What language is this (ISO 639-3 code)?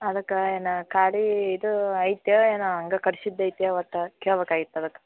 kan